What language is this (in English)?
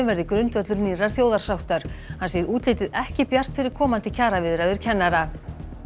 Icelandic